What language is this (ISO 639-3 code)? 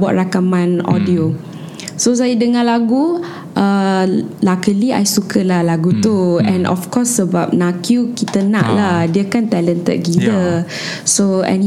msa